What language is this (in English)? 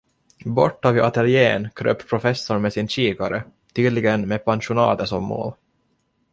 Swedish